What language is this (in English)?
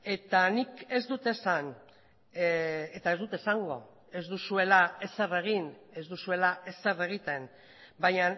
Basque